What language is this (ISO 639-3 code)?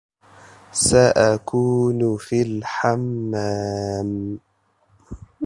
ara